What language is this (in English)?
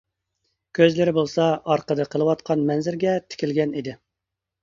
Uyghur